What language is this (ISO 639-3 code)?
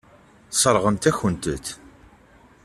kab